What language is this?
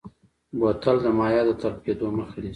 Pashto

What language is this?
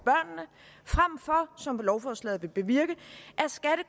Danish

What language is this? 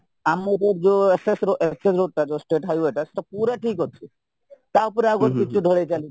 Odia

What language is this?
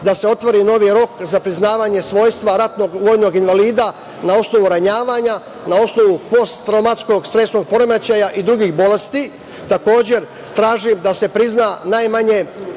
Serbian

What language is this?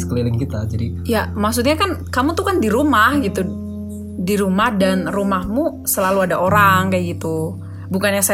Indonesian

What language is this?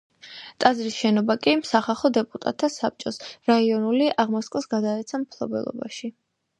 Georgian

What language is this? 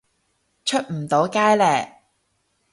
Cantonese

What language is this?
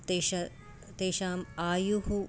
Sanskrit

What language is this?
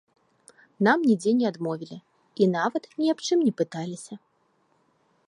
Belarusian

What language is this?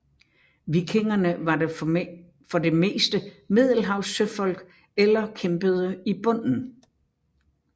Danish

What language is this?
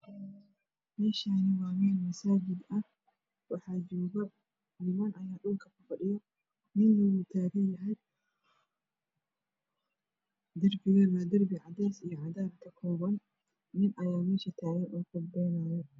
Somali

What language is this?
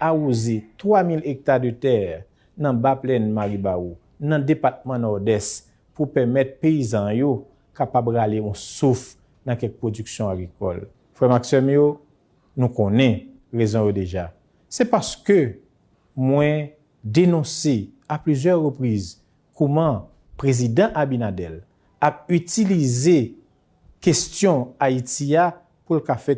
French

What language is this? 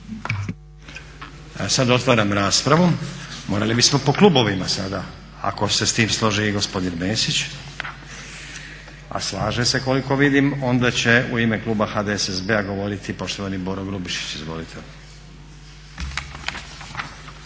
Croatian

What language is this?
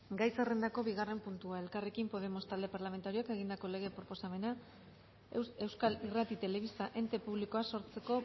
Basque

